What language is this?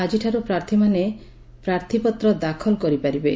Odia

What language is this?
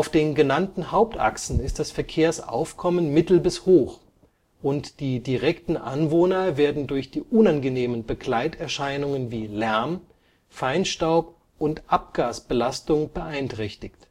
German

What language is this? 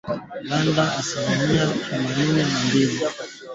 Swahili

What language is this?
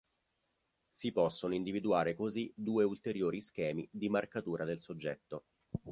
Italian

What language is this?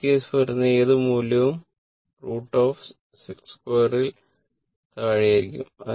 Malayalam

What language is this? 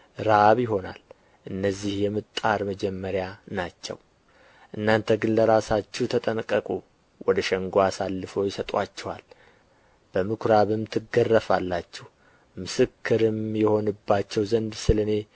Amharic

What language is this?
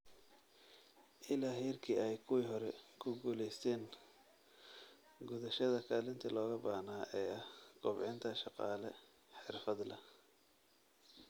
Somali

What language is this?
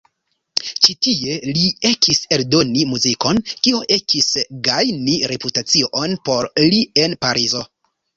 Esperanto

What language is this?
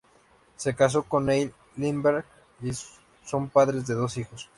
Spanish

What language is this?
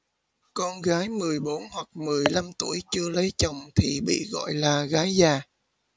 Vietnamese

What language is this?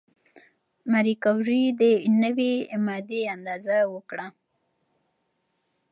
Pashto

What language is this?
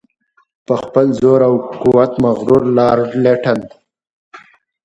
Pashto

